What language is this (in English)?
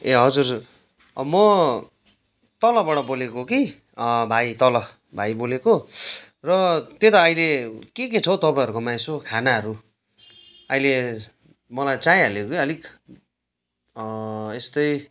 Nepali